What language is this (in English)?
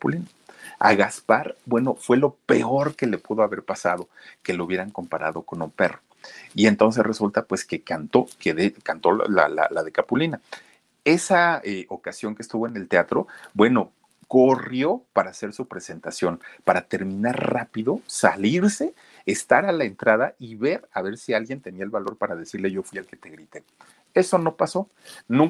Spanish